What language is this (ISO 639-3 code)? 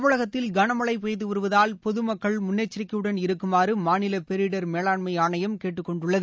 tam